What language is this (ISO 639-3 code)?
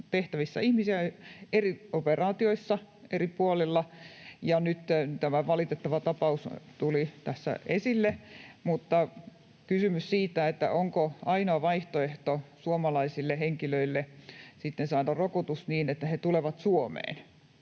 fin